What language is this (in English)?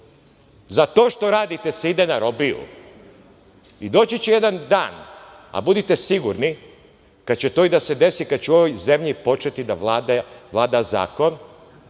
Serbian